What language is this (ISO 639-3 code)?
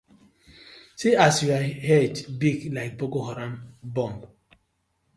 pcm